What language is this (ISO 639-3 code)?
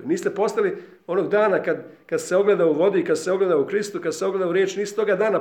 hrv